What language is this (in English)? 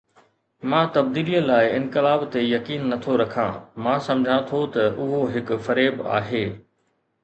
Sindhi